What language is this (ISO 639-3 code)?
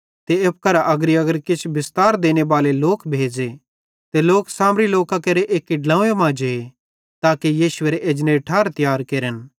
bhd